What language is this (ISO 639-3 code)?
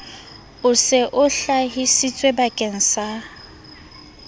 sot